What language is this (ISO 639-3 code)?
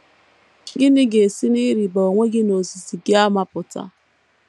ibo